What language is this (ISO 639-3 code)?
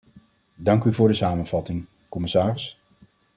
nld